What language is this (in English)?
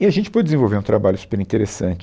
Portuguese